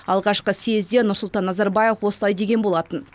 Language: Kazakh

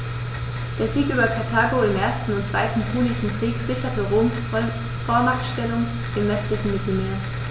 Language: German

